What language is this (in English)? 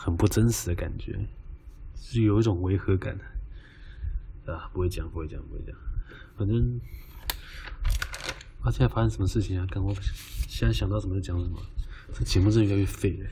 Chinese